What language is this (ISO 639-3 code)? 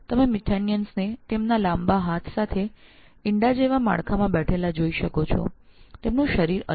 guj